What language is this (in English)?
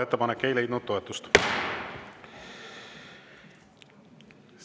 Estonian